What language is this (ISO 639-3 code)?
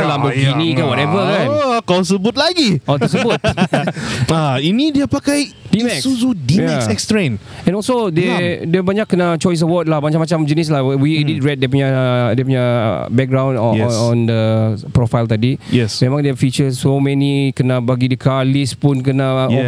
msa